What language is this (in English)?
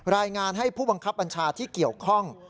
Thai